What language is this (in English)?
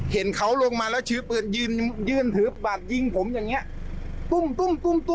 Thai